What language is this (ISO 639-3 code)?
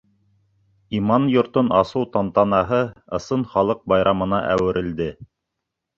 bak